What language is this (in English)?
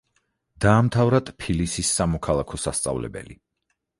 Georgian